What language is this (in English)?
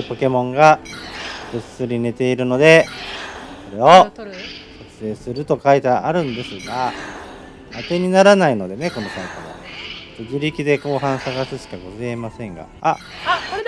Japanese